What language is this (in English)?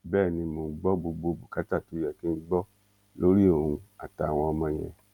Yoruba